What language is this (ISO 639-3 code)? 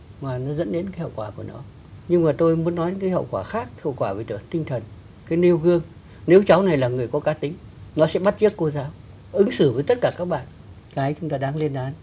vie